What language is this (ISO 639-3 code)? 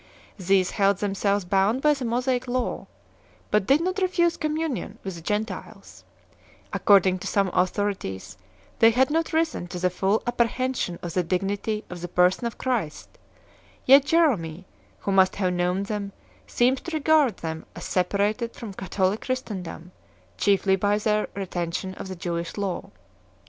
eng